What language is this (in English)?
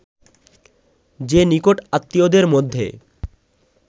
Bangla